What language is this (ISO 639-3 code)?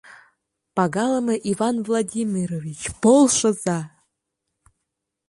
chm